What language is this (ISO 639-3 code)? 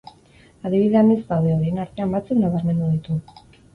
eus